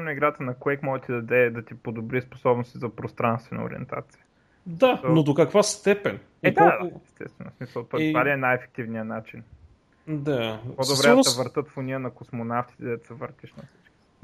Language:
Bulgarian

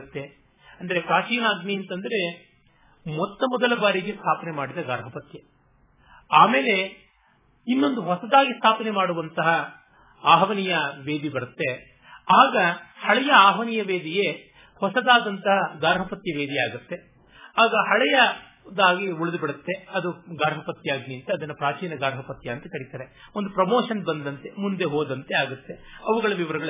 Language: Kannada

